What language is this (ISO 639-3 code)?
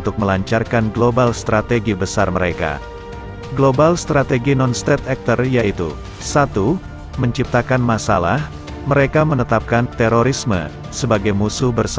ind